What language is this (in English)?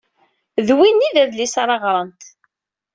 Kabyle